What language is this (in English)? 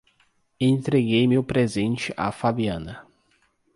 Portuguese